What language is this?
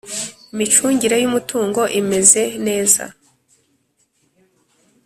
Kinyarwanda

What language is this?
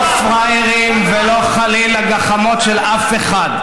Hebrew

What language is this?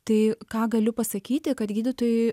Lithuanian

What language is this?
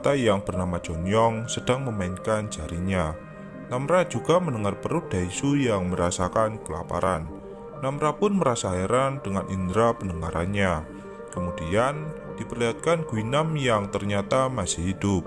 Indonesian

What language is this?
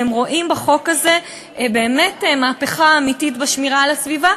Hebrew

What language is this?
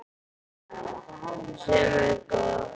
Icelandic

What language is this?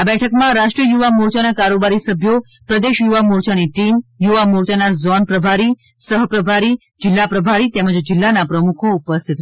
Gujarati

